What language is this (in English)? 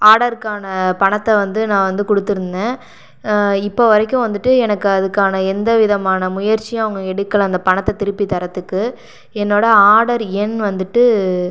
Tamil